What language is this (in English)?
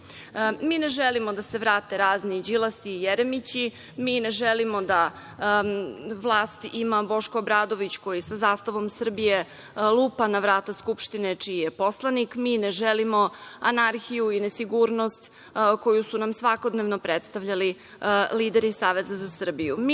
Serbian